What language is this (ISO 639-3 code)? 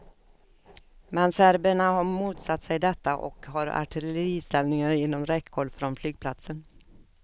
swe